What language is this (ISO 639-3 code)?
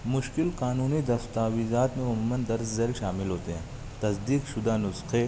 urd